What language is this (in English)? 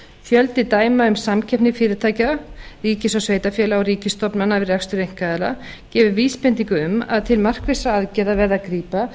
Icelandic